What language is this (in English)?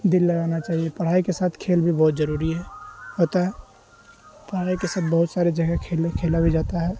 Urdu